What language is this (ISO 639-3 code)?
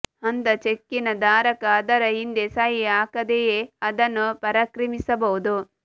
kan